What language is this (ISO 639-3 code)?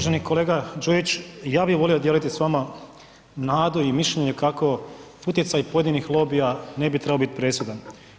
hrv